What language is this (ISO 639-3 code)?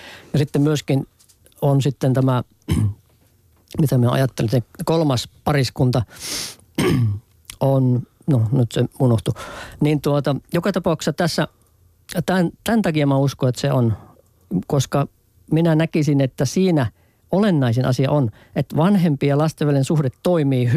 fin